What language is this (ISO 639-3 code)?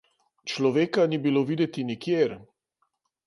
slv